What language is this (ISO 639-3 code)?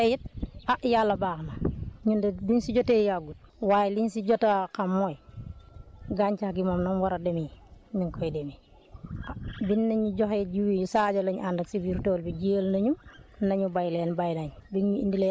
wol